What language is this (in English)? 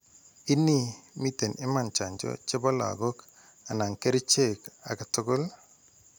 Kalenjin